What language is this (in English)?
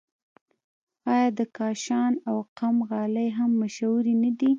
Pashto